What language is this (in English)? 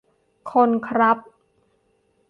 Thai